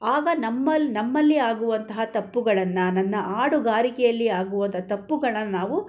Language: Kannada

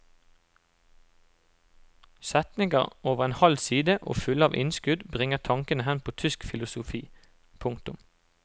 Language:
Norwegian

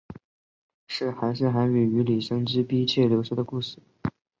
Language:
Chinese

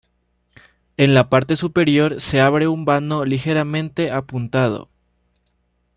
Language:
Spanish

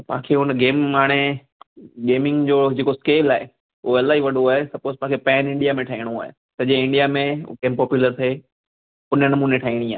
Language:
Sindhi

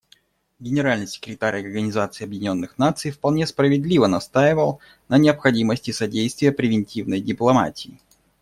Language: Russian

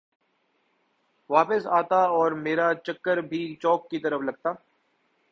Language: Urdu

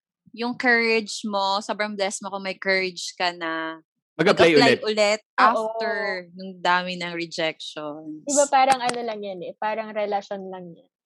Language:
Filipino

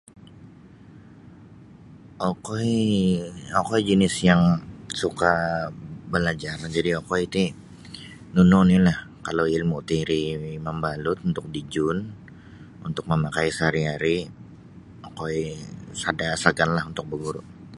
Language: Sabah Bisaya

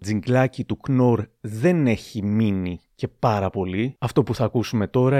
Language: Greek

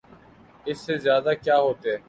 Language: Urdu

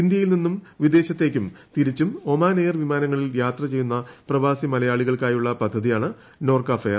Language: Malayalam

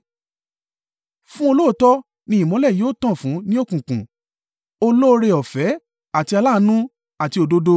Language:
Yoruba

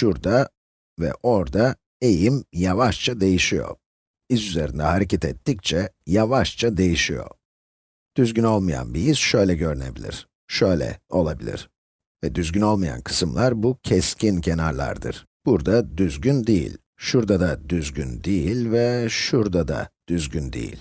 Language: Turkish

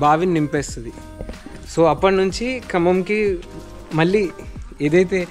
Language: Telugu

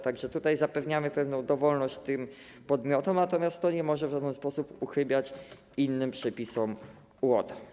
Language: Polish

